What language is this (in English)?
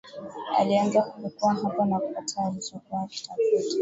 Swahili